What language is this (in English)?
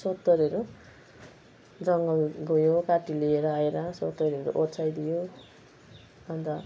Nepali